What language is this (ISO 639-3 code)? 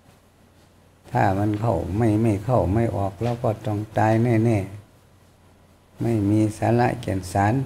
tha